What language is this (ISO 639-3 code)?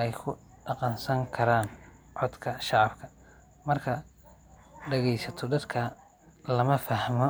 som